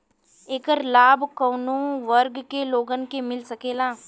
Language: Bhojpuri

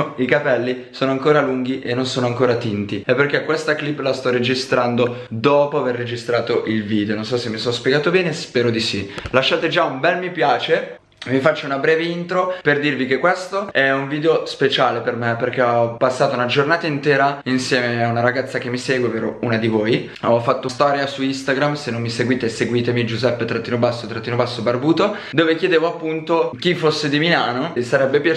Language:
Italian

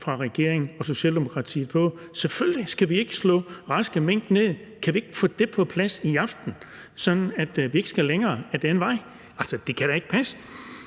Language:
Danish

